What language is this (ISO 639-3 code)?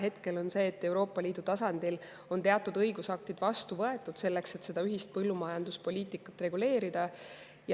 est